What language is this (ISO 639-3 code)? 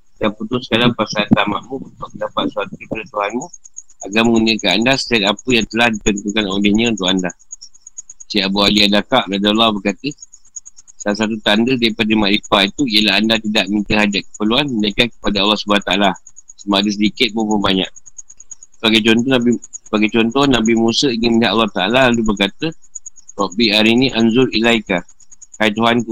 msa